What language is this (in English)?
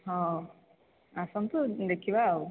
Odia